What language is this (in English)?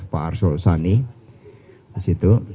Indonesian